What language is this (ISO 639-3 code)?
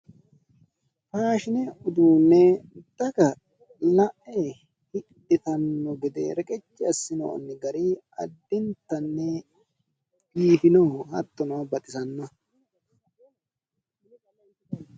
sid